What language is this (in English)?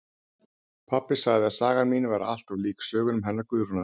Icelandic